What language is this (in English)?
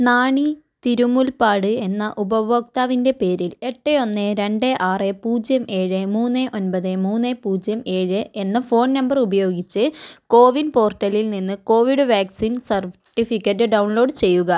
Malayalam